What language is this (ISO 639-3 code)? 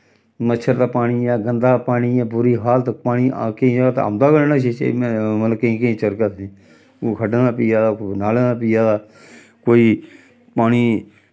doi